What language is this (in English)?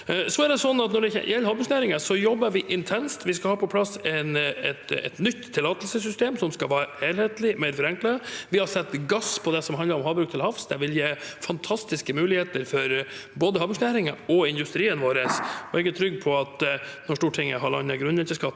Norwegian